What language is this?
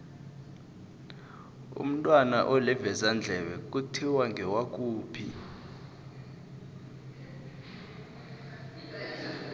South Ndebele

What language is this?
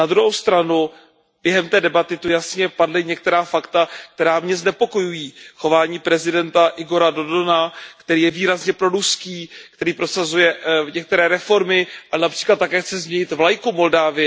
Czech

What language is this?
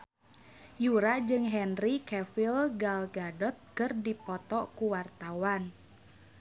Sundanese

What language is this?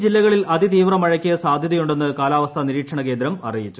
Malayalam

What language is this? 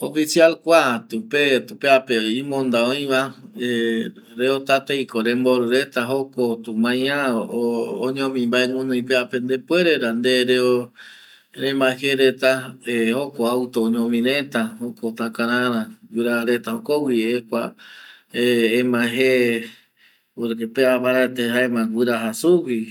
Eastern Bolivian Guaraní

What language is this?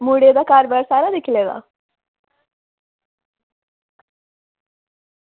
Dogri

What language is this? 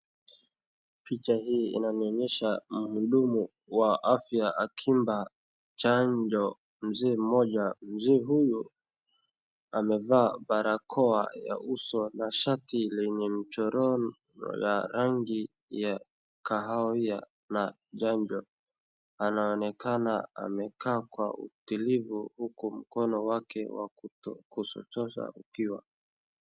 Swahili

